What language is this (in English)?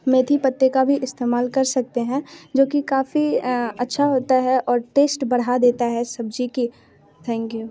Hindi